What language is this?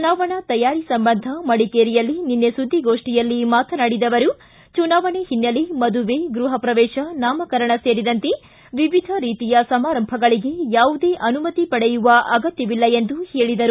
Kannada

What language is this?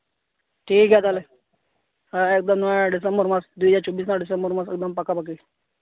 Santali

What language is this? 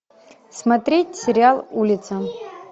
Russian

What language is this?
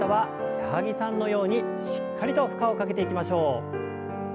Japanese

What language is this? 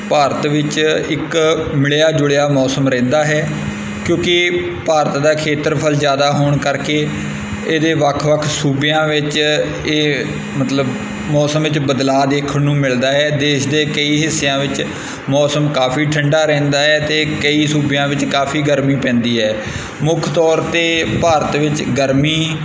Punjabi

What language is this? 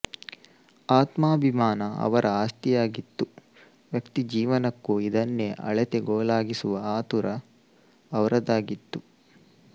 Kannada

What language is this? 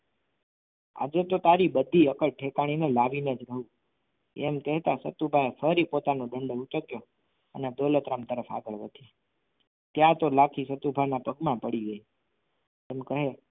Gujarati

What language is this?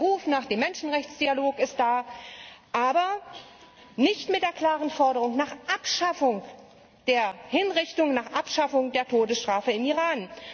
German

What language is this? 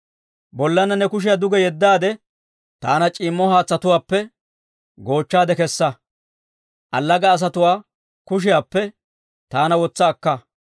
Dawro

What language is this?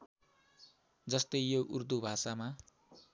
Nepali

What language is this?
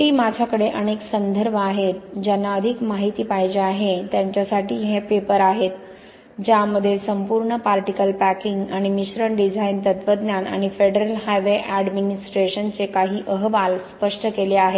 Marathi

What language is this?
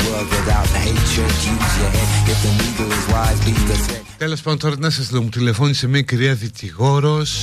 Greek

